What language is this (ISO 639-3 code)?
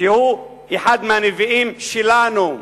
heb